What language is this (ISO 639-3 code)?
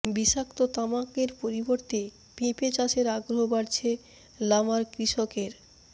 ben